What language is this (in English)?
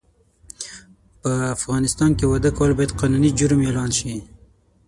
Pashto